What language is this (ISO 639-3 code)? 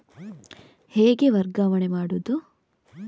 kan